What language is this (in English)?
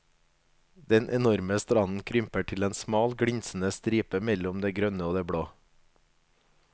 Norwegian